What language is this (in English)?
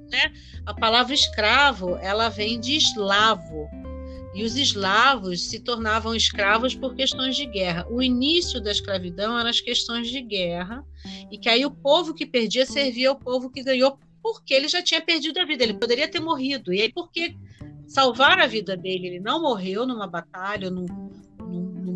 Portuguese